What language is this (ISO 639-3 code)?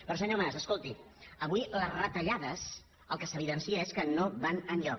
cat